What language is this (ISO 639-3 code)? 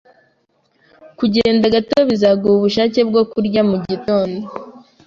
kin